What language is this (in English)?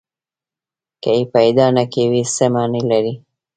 Pashto